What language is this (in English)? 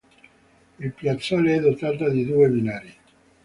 Italian